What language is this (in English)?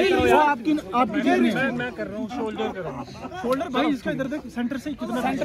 Hindi